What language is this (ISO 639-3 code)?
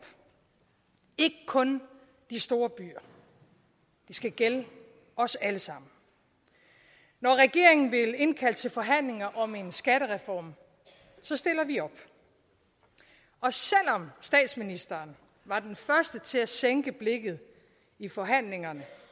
dan